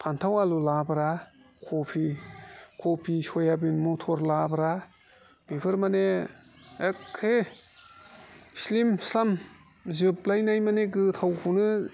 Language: Bodo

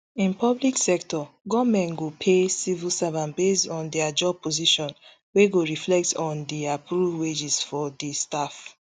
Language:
Nigerian Pidgin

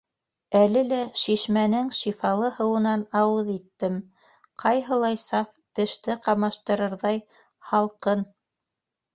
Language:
Bashkir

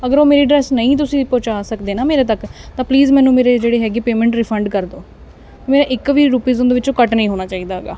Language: Punjabi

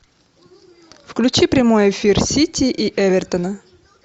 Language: Russian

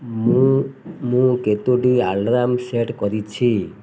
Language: Odia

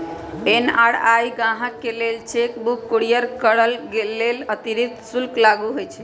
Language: Magahi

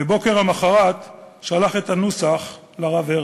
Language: Hebrew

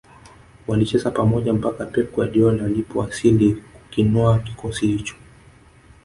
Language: Swahili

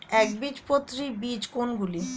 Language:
Bangla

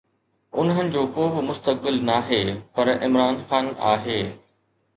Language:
Sindhi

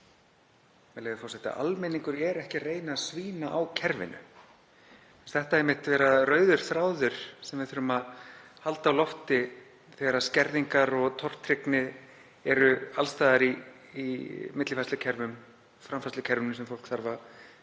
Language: Icelandic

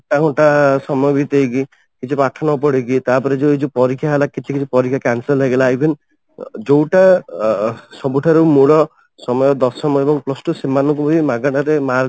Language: Odia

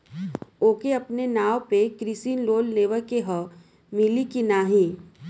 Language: Bhojpuri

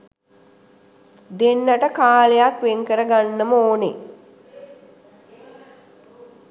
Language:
Sinhala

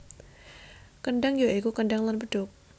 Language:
Javanese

